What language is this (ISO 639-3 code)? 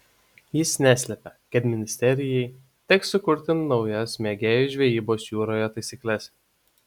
lit